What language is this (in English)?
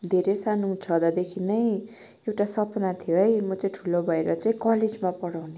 Nepali